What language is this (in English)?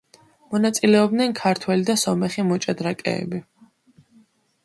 Georgian